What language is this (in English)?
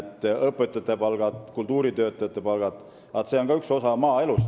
Estonian